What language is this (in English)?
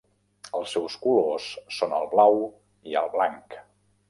Catalan